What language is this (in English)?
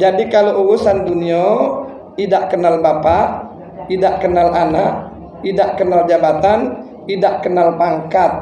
Indonesian